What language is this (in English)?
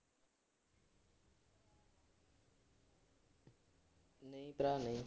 Punjabi